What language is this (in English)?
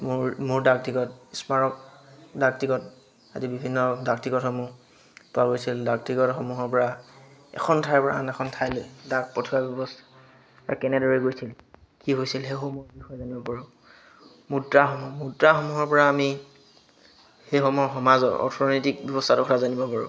Assamese